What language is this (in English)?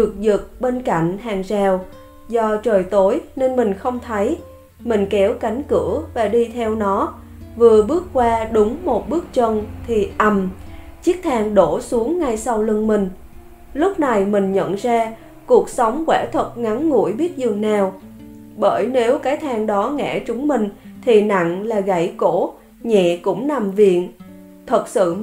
Vietnamese